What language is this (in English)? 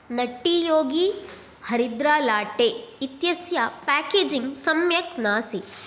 Sanskrit